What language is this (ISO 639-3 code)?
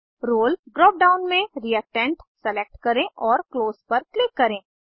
hin